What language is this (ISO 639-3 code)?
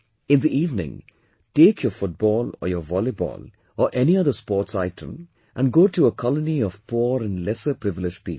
eng